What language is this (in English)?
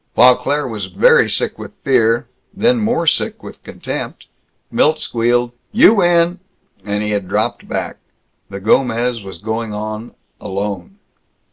English